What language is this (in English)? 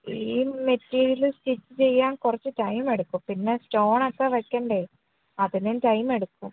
Malayalam